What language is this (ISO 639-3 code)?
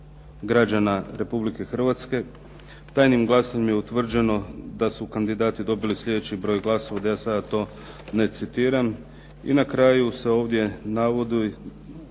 hrv